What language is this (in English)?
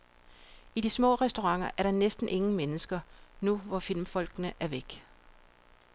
Danish